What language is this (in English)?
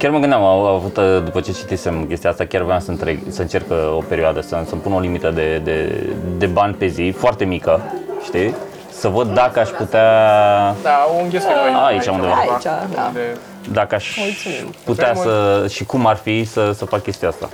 Romanian